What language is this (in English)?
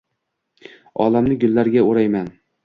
Uzbek